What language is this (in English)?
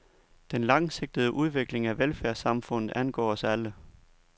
Danish